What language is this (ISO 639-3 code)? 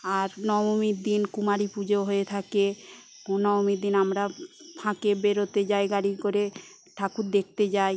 ben